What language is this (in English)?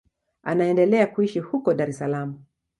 Swahili